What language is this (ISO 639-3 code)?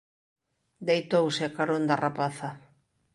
glg